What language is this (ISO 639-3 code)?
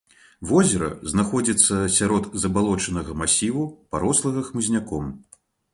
bel